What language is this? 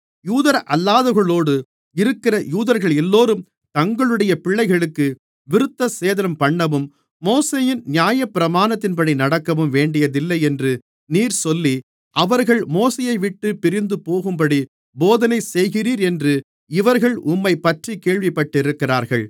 Tamil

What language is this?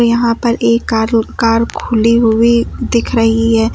Hindi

